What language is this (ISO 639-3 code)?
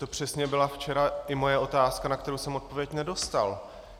ces